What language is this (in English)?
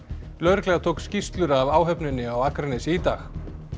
Icelandic